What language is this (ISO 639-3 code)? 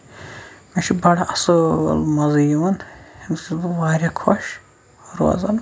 kas